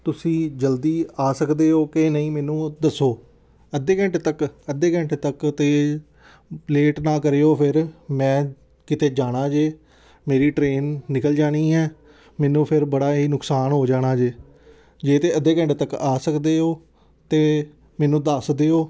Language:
Punjabi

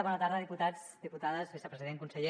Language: Catalan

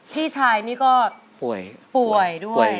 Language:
Thai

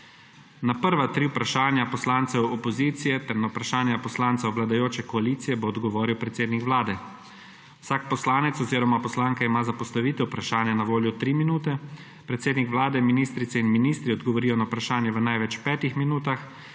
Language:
Slovenian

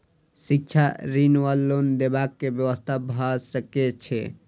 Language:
Maithili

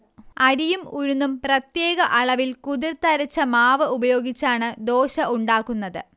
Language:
Malayalam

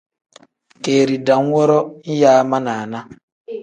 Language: Tem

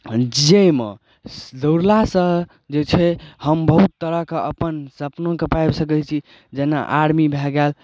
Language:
Maithili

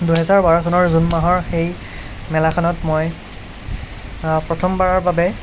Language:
Assamese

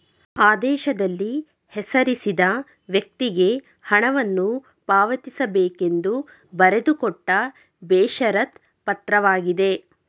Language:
Kannada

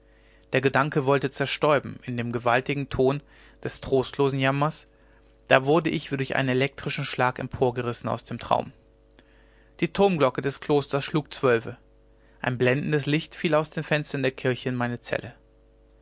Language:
German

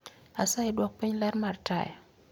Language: Luo (Kenya and Tanzania)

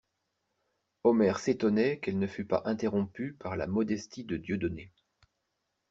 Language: French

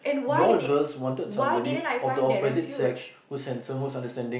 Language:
English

